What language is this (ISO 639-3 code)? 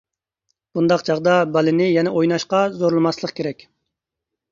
uig